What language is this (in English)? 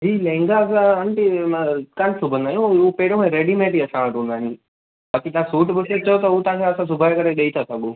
Sindhi